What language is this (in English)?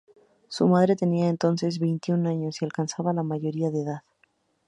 Spanish